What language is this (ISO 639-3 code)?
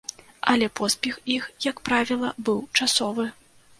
bel